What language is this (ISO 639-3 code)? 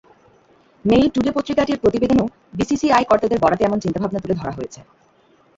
ben